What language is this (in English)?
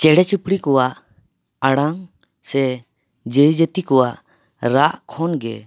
Santali